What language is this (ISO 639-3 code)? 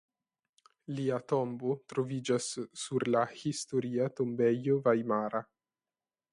epo